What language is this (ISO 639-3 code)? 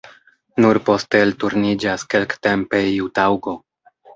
epo